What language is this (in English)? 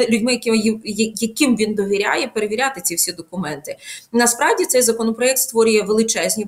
Ukrainian